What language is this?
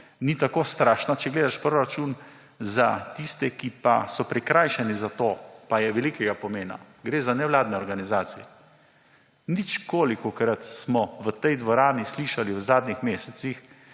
Slovenian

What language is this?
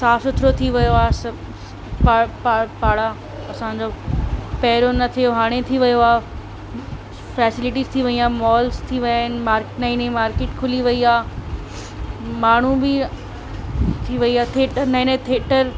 Sindhi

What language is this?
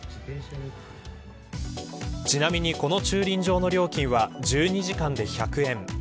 Japanese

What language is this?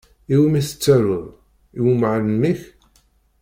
Kabyle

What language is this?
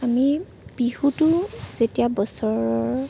Assamese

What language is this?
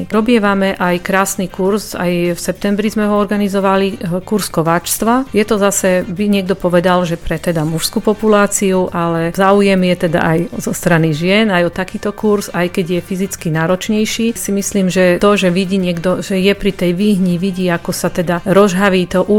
Slovak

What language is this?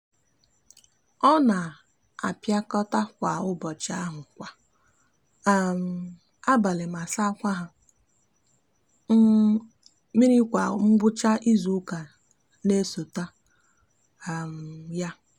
Igbo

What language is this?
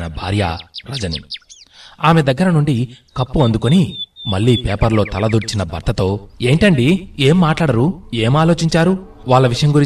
Telugu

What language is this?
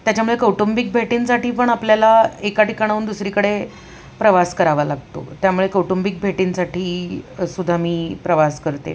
Marathi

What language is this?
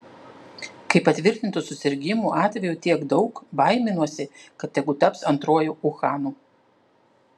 Lithuanian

